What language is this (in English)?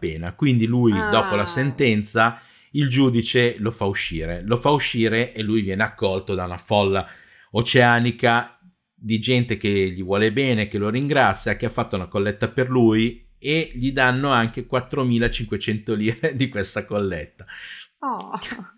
Italian